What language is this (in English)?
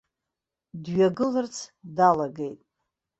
Abkhazian